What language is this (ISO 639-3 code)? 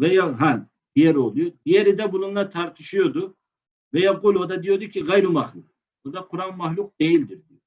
tur